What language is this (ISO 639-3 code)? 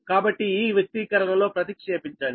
tel